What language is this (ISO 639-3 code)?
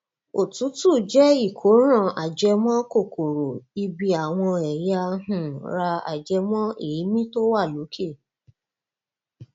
yor